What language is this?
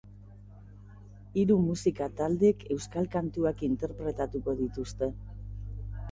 Basque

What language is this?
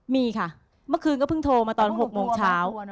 Thai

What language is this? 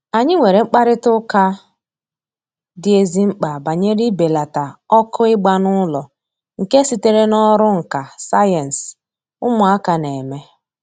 Igbo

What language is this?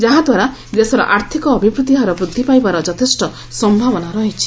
Odia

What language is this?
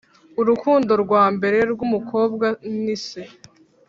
Kinyarwanda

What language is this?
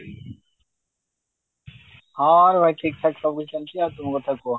Odia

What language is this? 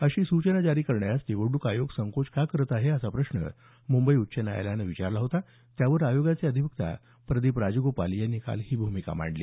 Marathi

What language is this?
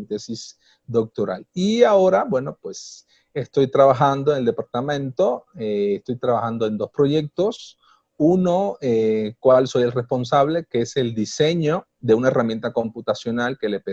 Spanish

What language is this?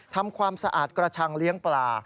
Thai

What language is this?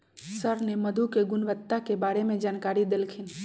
Magahi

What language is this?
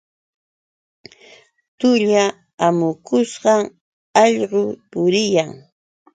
Yauyos Quechua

